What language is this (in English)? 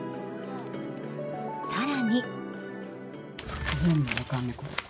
Japanese